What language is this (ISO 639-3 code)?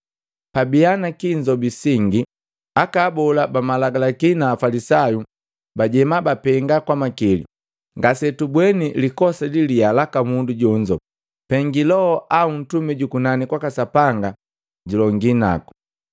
mgv